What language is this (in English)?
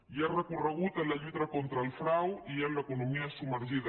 Catalan